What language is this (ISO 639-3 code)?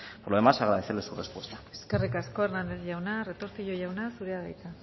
eus